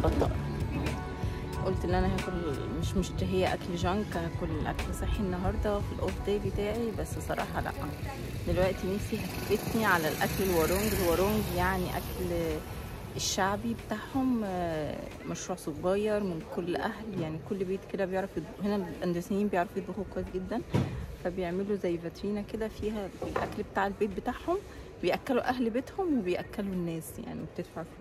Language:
Arabic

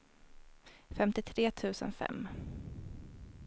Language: Swedish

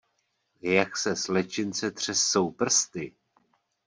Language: Czech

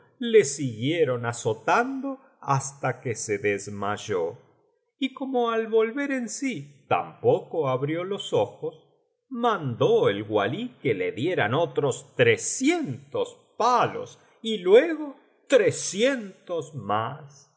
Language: Spanish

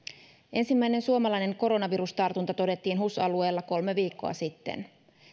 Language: Finnish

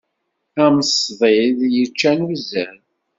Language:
Kabyle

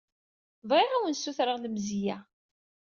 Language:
Kabyle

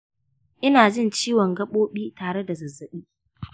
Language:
Hausa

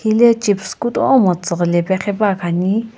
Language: Sumi Naga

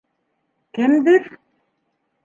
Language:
Bashkir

